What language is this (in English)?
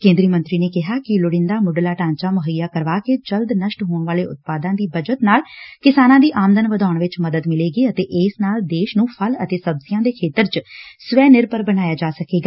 Punjabi